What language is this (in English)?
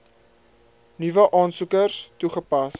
Afrikaans